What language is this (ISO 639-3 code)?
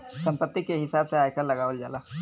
bho